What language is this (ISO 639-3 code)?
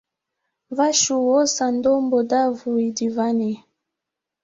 swa